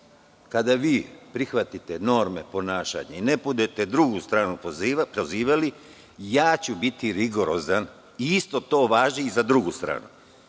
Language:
Serbian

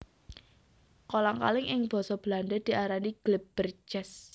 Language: Javanese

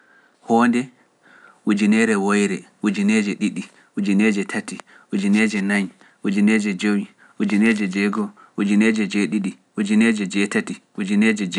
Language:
Pular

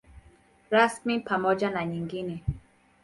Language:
Swahili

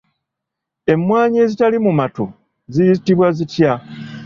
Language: Ganda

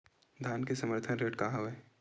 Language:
Chhattisgarhi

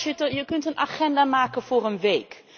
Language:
Dutch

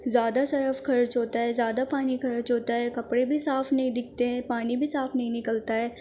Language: Urdu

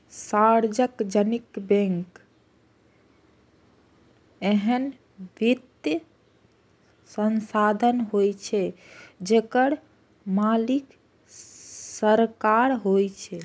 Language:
Maithili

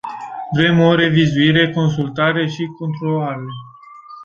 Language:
Romanian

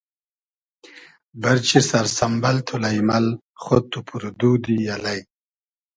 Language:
Hazaragi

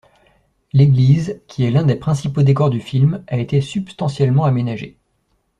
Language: French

